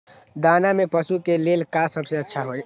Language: Magahi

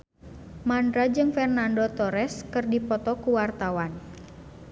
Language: Sundanese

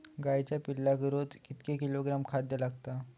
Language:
Marathi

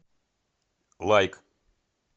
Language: Russian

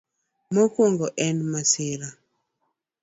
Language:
Luo (Kenya and Tanzania)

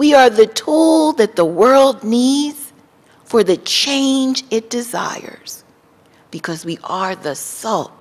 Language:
English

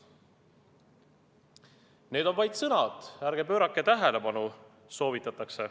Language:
Estonian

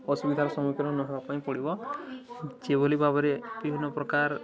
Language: Odia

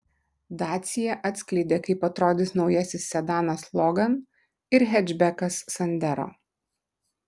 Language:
Lithuanian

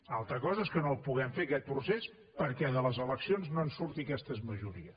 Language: Catalan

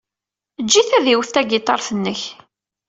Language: Kabyle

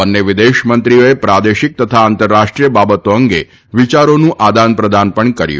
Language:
Gujarati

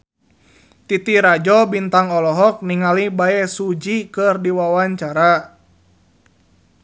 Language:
Sundanese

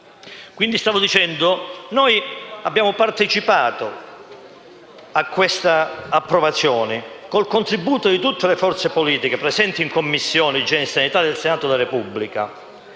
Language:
Italian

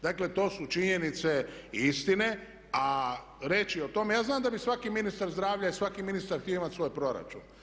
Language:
Croatian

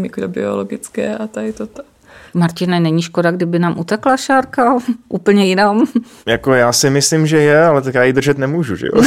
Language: Czech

